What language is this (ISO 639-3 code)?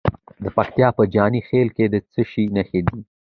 pus